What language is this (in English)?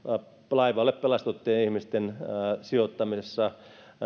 Finnish